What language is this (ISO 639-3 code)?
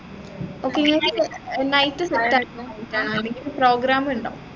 mal